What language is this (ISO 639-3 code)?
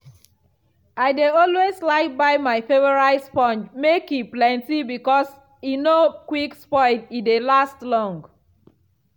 pcm